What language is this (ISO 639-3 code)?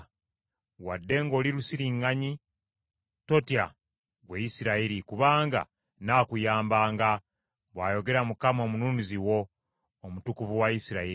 lug